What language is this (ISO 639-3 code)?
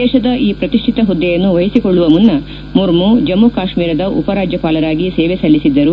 kan